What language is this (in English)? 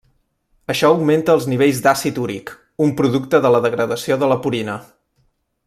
Catalan